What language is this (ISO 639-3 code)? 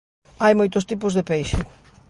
glg